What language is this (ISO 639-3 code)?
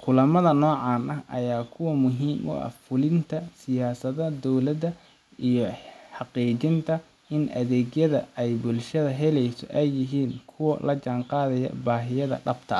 som